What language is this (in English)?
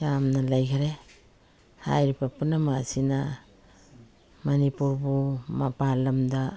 Manipuri